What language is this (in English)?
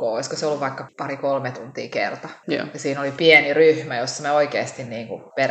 Finnish